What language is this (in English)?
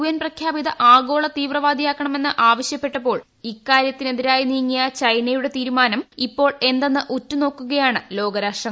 Malayalam